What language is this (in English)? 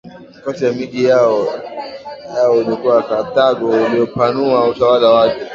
Swahili